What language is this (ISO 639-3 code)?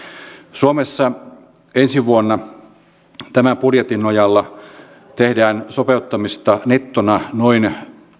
fin